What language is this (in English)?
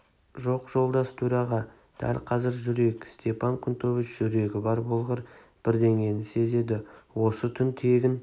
Kazakh